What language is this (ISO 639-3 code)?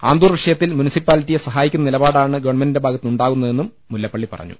mal